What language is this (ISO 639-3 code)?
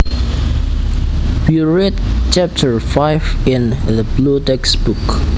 jav